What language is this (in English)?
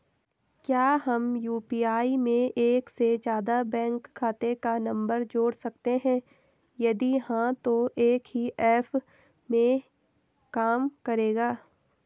Hindi